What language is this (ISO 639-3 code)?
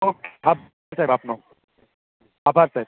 guj